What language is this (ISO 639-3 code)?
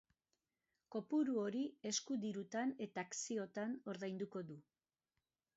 eus